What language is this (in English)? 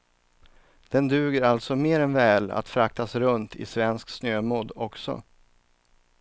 Swedish